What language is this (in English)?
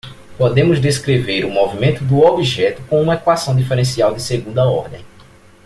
Portuguese